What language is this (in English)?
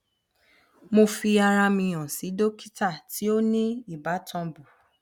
Yoruba